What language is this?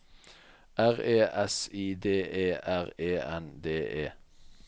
Norwegian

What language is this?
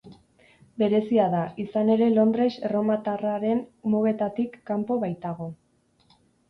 Basque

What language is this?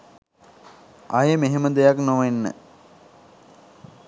Sinhala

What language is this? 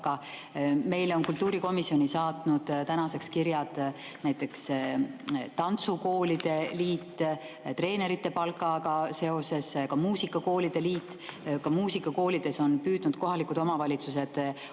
Estonian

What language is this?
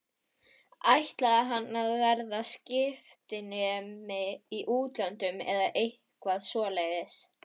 Icelandic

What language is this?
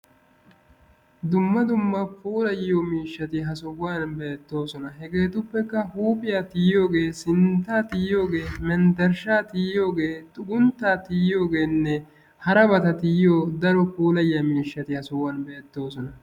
Wolaytta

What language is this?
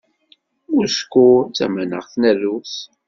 Kabyle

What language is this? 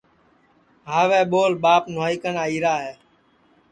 Sansi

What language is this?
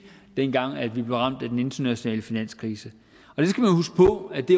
Danish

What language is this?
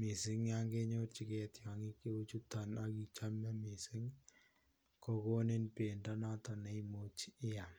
Kalenjin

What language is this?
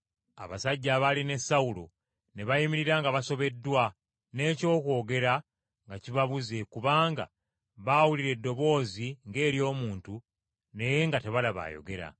Ganda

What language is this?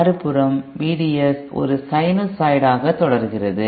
Tamil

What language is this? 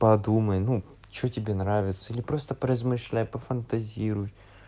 Russian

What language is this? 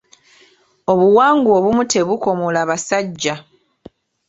Ganda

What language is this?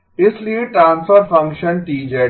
Hindi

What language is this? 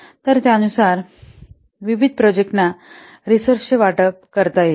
Marathi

